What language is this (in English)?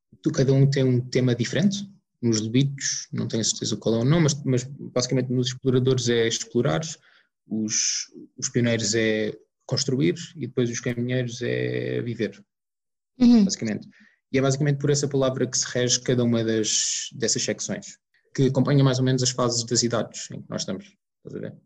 Portuguese